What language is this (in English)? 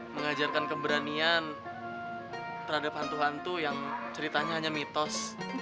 Indonesian